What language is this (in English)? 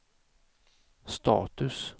Swedish